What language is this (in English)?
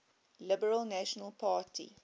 English